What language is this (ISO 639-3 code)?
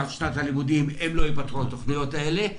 heb